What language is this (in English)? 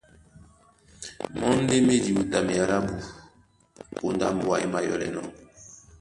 Duala